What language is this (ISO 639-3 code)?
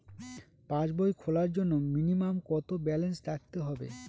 ben